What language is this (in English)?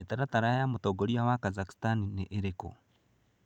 Kikuyu